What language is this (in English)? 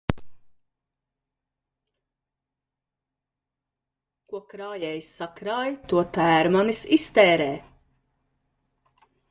Latvian